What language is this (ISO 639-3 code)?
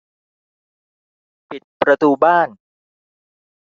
tha